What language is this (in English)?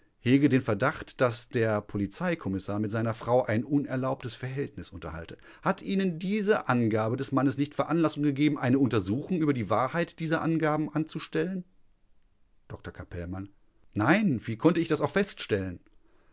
German